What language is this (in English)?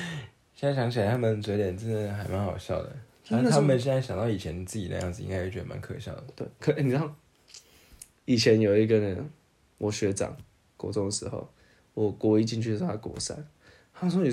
Chinese